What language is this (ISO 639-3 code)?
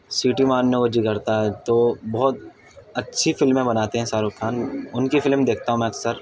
urd